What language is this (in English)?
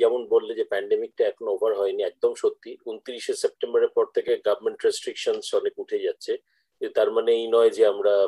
Bangla